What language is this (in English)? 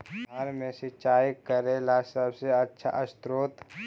Magahi